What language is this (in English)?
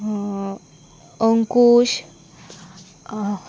Konkani